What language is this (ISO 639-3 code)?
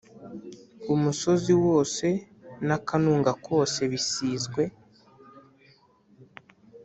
kin